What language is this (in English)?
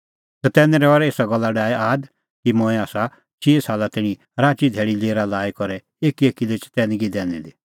Kullu Pahari